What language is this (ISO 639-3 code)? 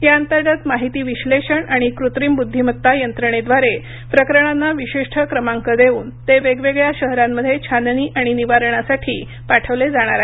mar